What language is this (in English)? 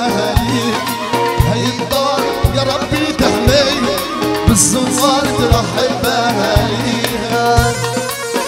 Arabic